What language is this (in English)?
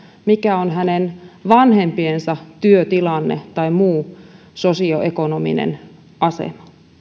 Finnish